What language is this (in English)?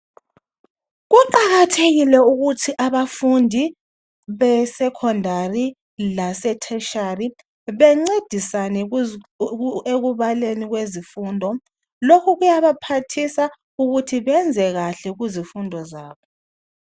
North Ndebele